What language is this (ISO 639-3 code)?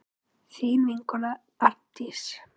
isl